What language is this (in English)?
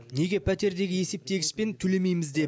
Kazakh